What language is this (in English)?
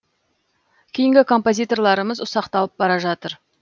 Kazakh